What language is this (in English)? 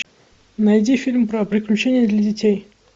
Russian